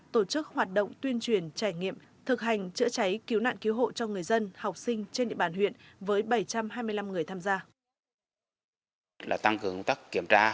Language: Vietnamese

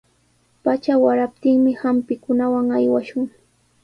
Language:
Sihuas Ancash Quechua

